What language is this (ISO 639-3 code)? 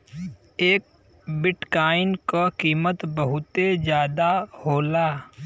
bho